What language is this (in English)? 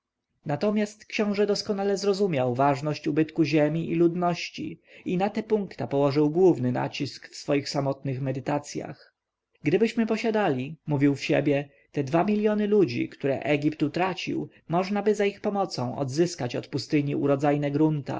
Polish